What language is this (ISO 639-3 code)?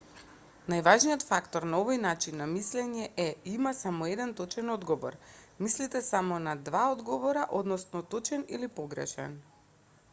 mkd